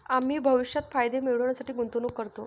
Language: Marathi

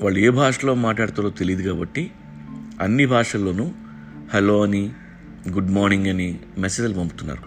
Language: Telugu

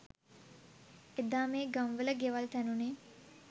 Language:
Sinhala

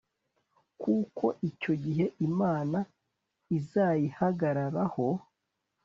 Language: Kinyarwanda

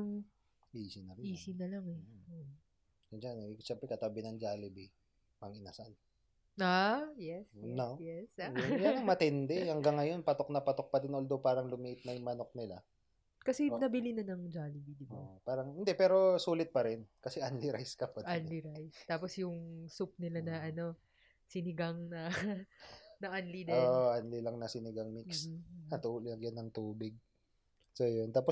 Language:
Filipino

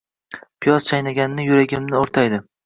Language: Uzbek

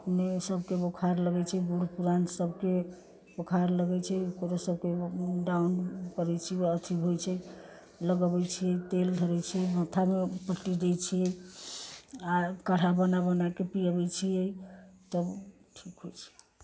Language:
Maithili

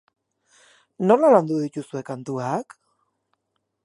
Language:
Basque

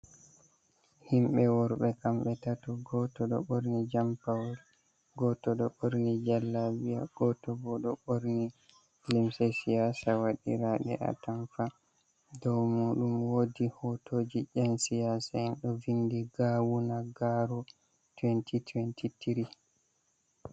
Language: Fula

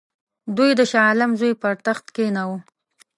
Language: Pashto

